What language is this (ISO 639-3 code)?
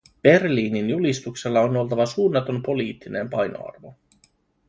fin